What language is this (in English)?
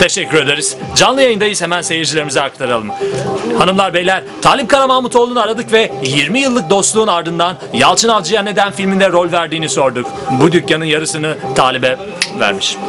Turkish